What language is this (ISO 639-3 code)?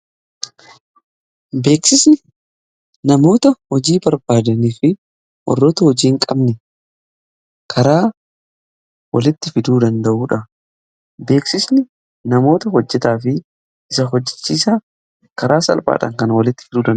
orm